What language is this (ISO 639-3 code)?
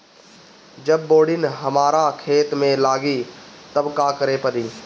bho